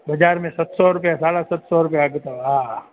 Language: Sindhi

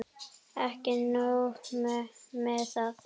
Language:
Icelandic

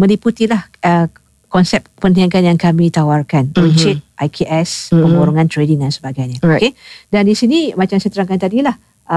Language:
Malay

